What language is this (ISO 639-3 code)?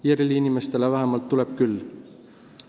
est